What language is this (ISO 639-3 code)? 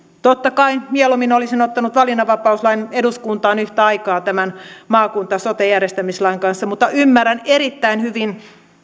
fin